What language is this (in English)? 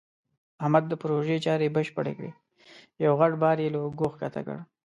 Pashto